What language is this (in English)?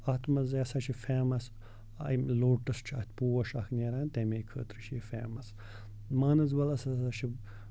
Kashmiri